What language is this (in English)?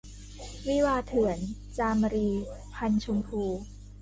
Thai